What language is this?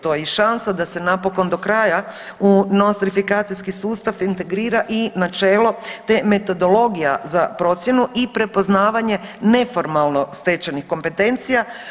Croatian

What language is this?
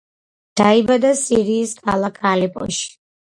Georgian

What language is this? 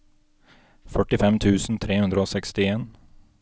Norwegian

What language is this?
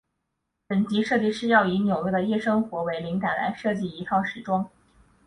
Chinese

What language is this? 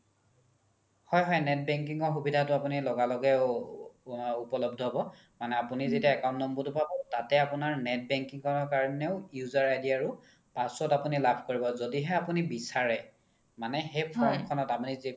Assamese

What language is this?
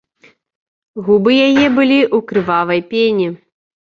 Belarusian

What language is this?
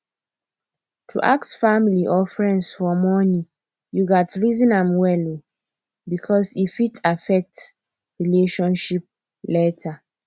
Nigerian Pidgin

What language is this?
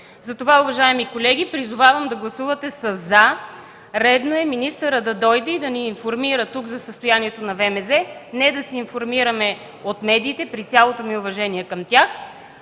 Bulgarian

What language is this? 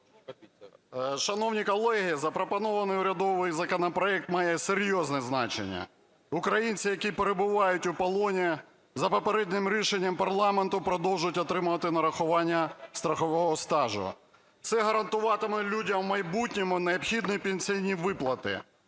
Ukrainian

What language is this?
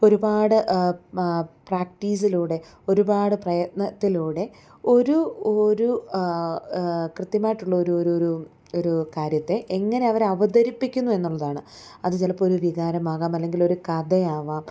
Malayalam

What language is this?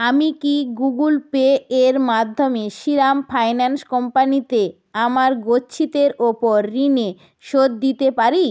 Bangla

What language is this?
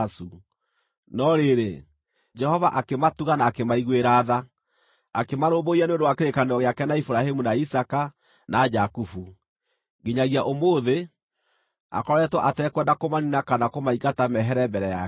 Kikuyu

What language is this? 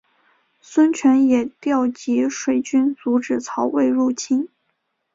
Chinese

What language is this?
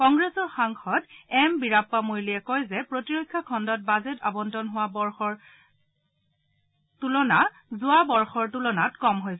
Assamese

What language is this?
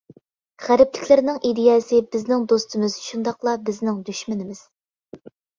Uyghur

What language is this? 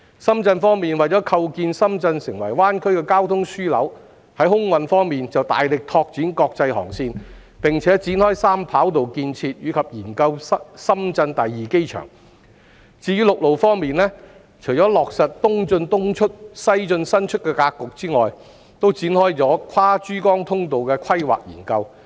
Cantonese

